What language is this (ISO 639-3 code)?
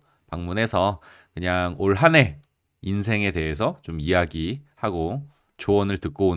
kor